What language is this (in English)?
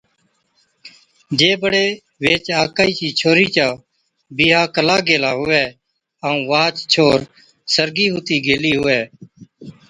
Od